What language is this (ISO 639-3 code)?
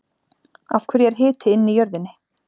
isl